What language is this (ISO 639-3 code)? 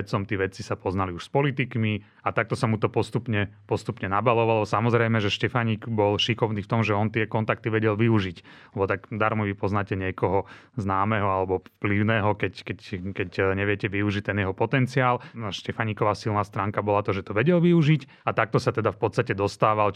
slk